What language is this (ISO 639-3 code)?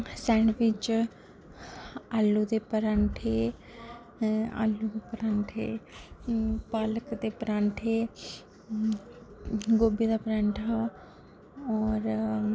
doi